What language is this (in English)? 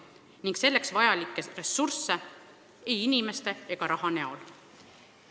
Estonian